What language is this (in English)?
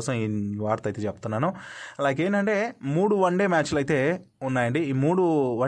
Telugu